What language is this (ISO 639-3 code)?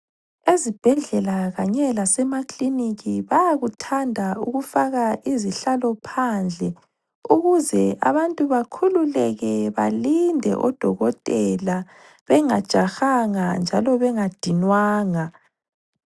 nde